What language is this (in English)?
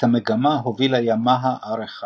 Hebrew